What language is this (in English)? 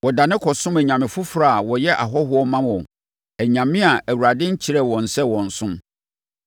Akan